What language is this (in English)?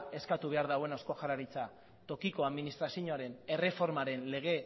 Basque